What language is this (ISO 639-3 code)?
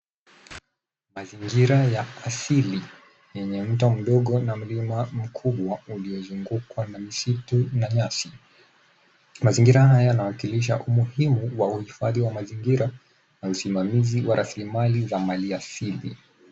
swa